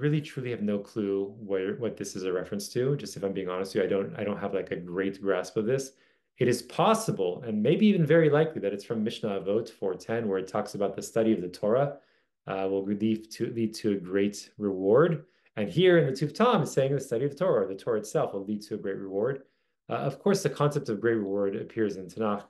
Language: English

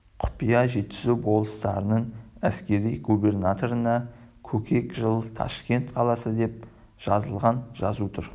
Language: Kazakh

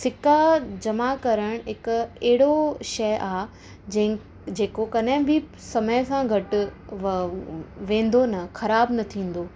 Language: Sindhi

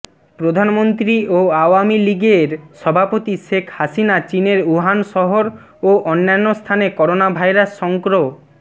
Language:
Bangla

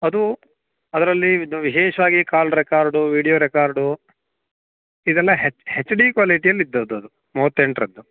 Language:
Kannada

